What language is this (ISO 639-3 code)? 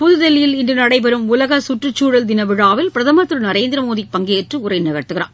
tam